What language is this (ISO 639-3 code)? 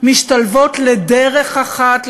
heb